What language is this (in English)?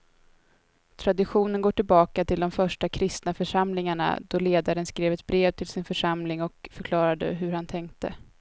Swedish